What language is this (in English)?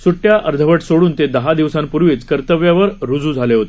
Marathi